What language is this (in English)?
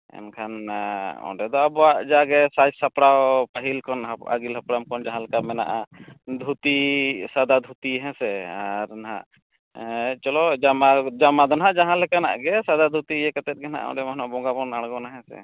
Santali